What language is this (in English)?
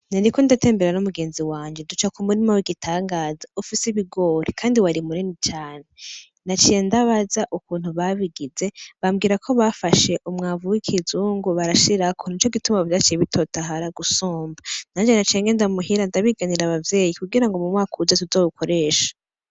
Rundi